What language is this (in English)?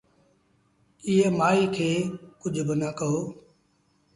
Sindhi Bhil